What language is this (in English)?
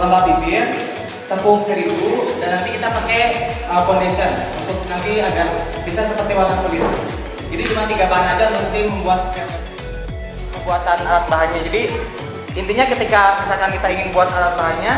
Indonesian